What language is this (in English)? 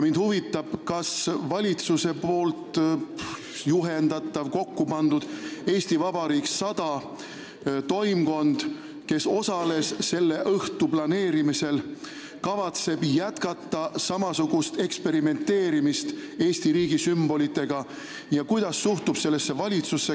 Estonian